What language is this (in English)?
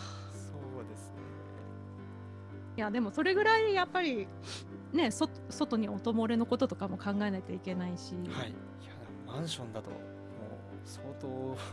Japanese